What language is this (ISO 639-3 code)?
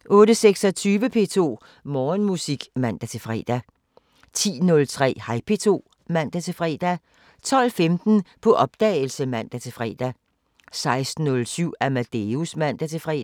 dan